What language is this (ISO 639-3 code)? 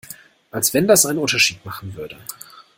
deu